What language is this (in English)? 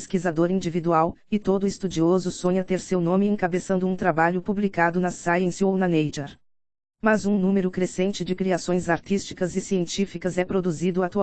Portuguese